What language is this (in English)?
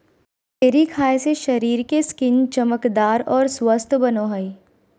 Magahi